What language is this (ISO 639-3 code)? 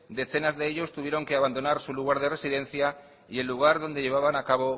spa